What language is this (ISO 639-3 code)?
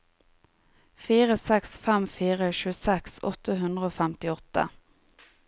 nor